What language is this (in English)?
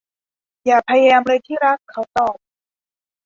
Thai